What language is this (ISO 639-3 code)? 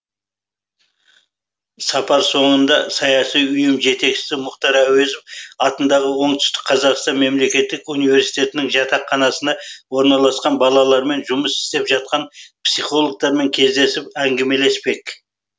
kaz